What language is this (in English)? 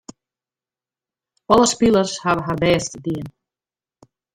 Western Frisian